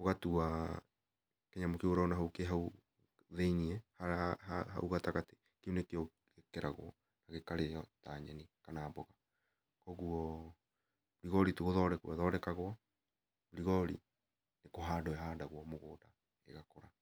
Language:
Kikuyu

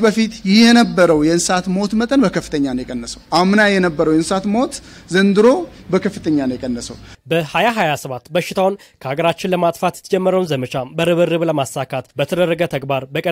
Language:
Arabic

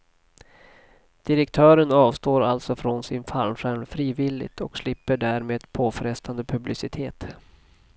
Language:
Swedish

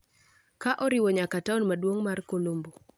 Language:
Luo (Kenya and Tanzania)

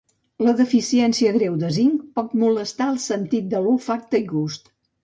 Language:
Catalan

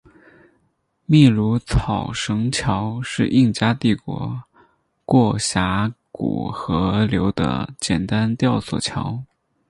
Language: Chinese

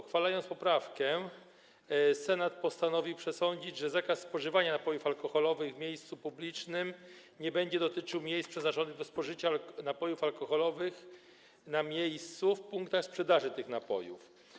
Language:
Polish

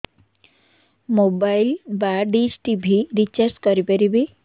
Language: Odia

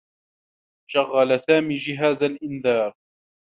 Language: Arabic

